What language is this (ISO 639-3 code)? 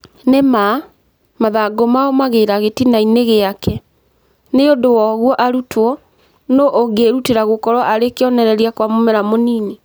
kik